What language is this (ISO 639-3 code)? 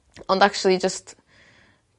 cym